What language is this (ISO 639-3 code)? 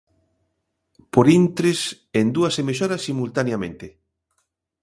glg